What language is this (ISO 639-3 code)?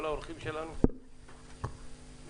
heb